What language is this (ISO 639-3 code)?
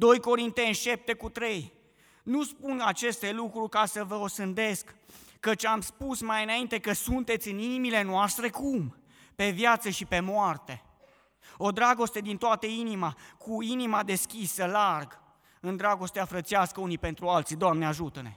ron